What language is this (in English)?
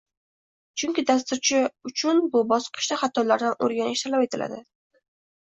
Uzbek